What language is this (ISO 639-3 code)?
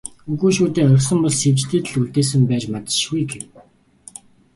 mon